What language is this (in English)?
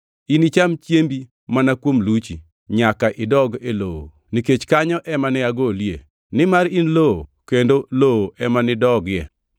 Luo (Kenya and Tanzania)